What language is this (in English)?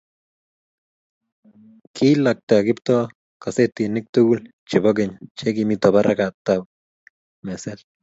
Kalenjin